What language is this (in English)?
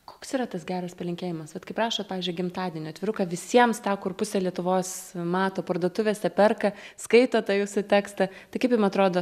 Lithuanian